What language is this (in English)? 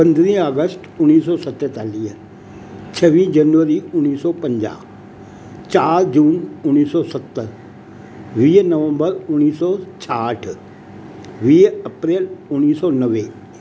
Sindhi